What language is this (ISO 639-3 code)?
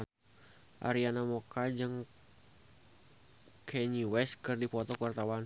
sun